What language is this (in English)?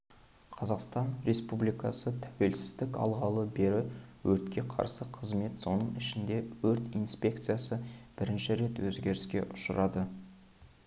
Kazakh